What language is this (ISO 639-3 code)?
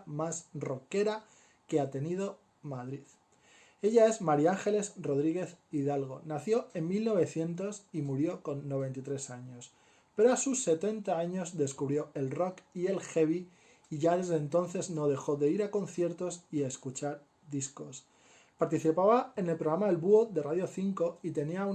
spa